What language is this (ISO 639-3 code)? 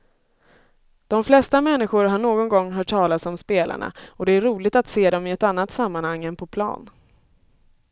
swe